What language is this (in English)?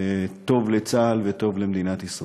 Hebrew